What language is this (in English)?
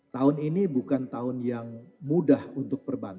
Indonesian